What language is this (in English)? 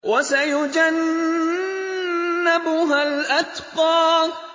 Arabic